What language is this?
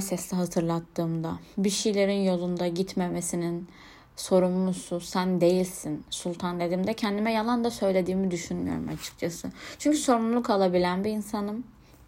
Turkish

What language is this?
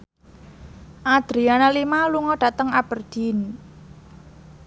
Javanese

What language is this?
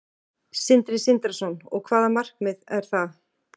Icelandic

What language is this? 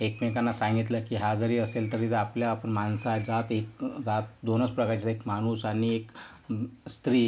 Marathi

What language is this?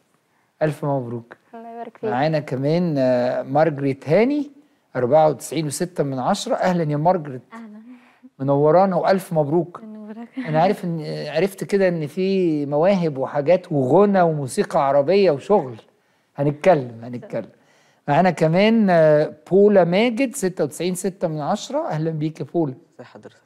Arabic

